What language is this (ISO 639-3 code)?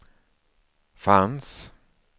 swe